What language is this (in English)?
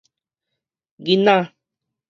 Min Nan Chinese